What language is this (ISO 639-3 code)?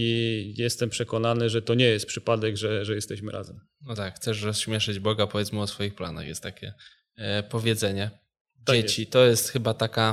pol